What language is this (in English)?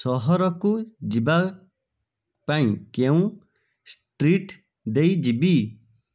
Odia